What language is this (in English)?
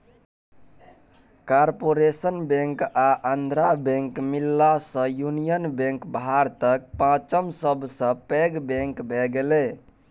Maithili